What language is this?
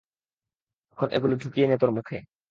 Bangla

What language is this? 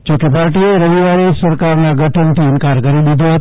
Gujarati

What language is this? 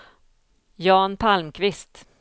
Swedish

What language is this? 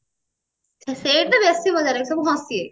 Odia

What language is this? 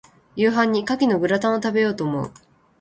Japanese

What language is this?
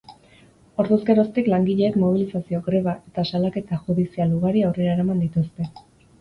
Basque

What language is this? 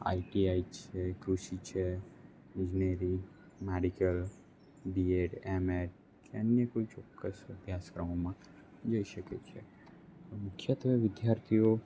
Gujarati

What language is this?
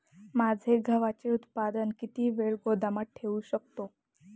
Marathi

